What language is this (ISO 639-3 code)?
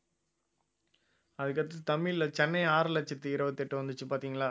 tam